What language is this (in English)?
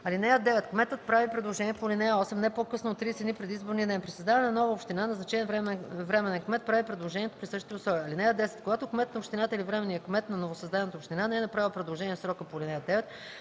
Bulgarian